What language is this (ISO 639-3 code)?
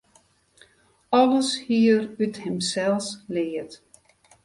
fry